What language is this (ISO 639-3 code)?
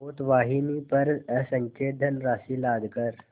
hin